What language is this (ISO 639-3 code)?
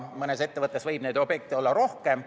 est